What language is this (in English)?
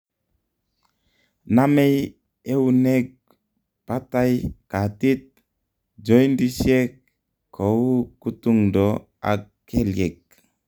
Kalenjin